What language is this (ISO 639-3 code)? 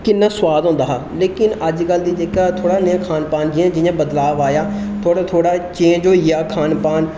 doi